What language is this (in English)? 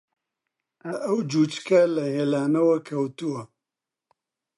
Central Kurdish